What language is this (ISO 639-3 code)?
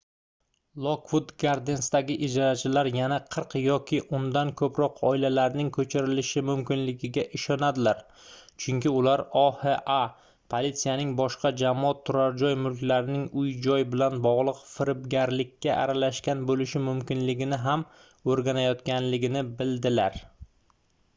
uzb